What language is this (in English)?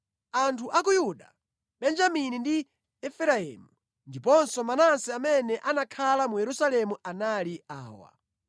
Nyanja